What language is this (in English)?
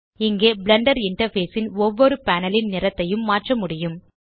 Tamil